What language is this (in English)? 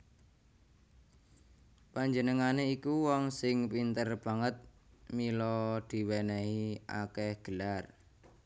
Javanese